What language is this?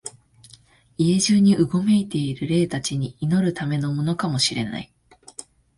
Japanese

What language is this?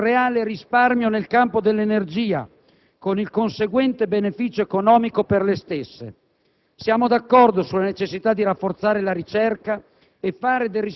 Italian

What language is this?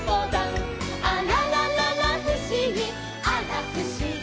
Japanese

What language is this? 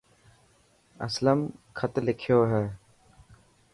Dhatki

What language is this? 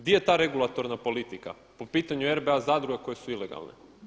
Croatian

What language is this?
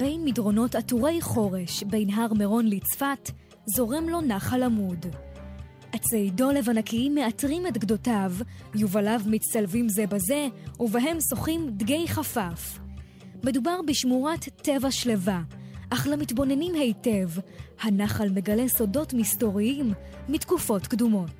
Hebrew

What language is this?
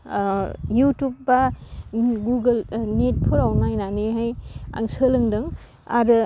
Bodo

